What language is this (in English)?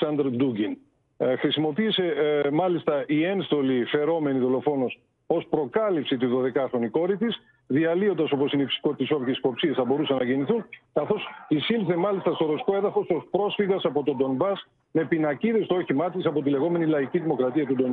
Greek